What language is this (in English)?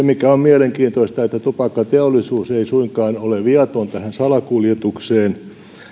Finnish